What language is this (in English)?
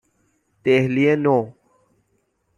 Persian